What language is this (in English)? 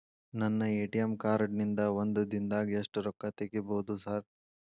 Kannada